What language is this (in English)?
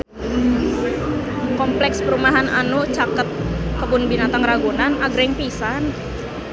Sundanese